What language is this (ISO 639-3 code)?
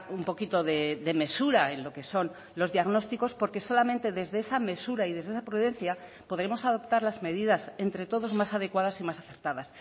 spa